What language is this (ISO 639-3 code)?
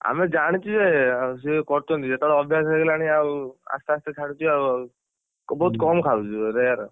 ori